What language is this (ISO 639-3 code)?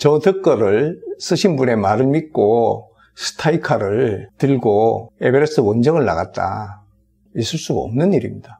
kor